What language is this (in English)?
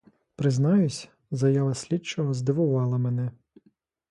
Ukrainian